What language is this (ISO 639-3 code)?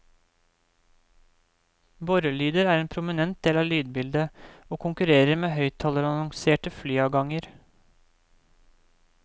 nor